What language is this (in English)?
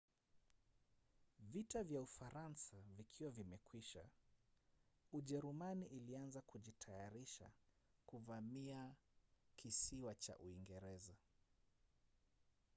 Swahili